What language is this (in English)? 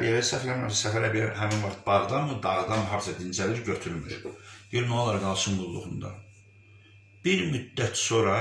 Turkish